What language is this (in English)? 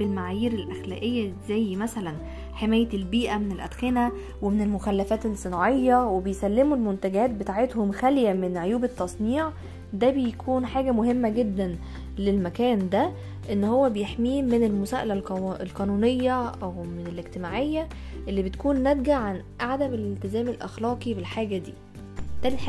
Arabic